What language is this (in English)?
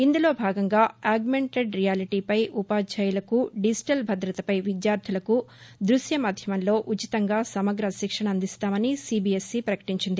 Telugu